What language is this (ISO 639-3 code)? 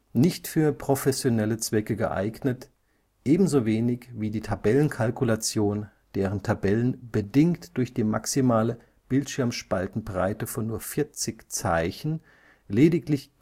deu